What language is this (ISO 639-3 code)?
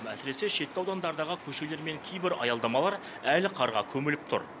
kaz